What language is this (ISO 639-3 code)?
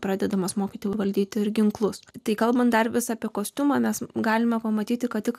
lit